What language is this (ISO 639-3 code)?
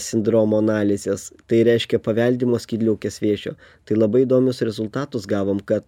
lit